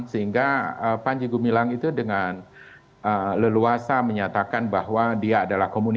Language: Indonesian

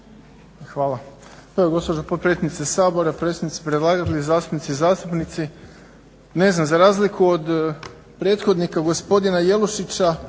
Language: Croatian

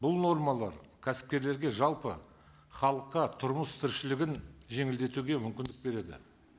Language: Kazakh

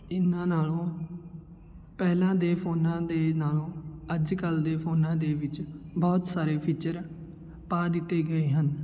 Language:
Punjabi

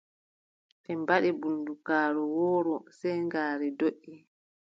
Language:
Adamawa Fulfulde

